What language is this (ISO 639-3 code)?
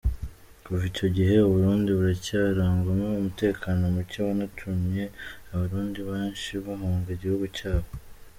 kin